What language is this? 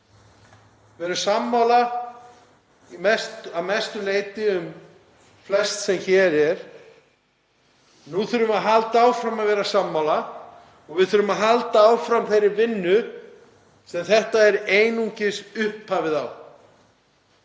Icelandic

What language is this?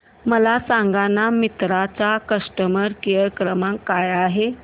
Marathi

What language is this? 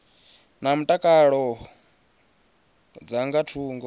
Venda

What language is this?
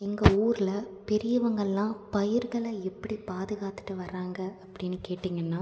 Tamil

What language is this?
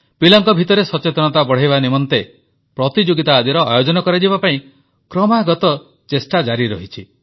Odia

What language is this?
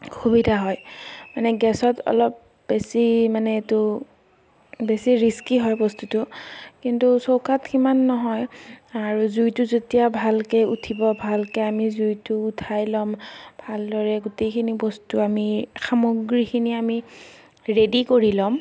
Assamese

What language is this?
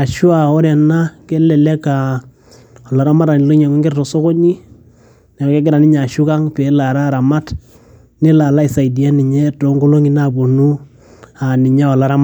Masai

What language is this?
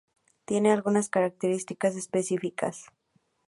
Spanish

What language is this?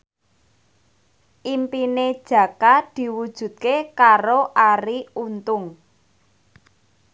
Javanese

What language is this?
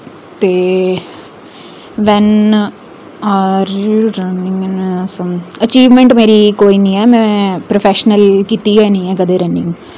Dogri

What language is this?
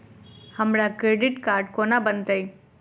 Maithili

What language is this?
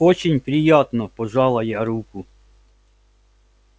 Russian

